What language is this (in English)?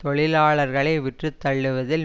Tamil